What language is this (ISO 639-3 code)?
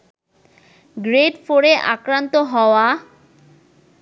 ben